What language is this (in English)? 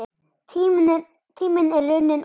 Icelandic